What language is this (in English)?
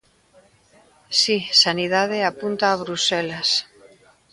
Galician